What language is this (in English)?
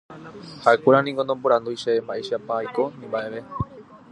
Guarani